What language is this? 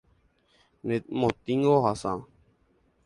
Guarani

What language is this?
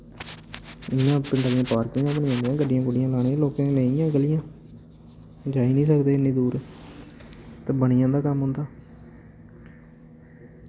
Dogri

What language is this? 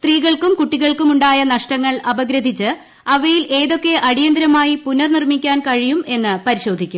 Malayalam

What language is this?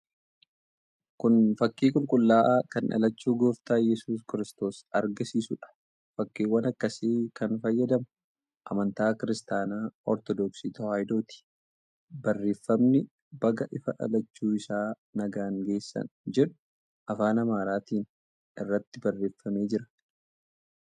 Oromo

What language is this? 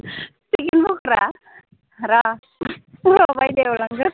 Bodo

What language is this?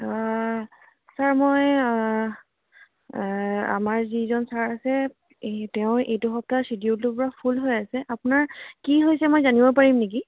Assamese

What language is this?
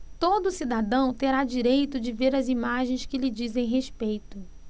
Portuguese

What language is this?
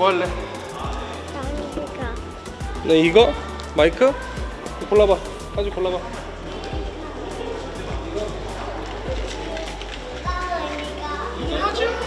Korean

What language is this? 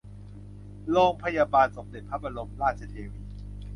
Thai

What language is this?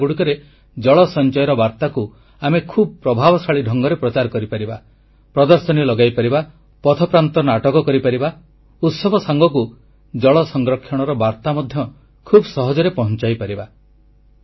Odia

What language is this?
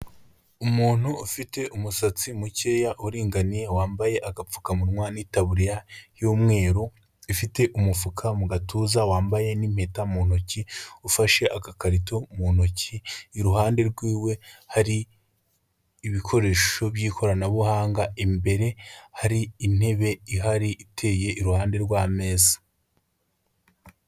Kinyarwanda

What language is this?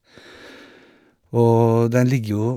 Norwegian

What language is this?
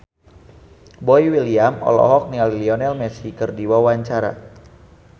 Sundanese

